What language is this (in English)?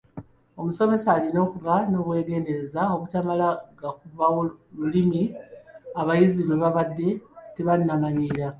Ganda